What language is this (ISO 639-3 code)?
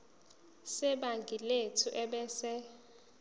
zul